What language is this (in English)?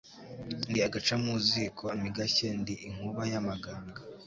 Kinyarwanda